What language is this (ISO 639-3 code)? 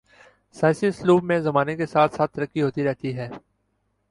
urd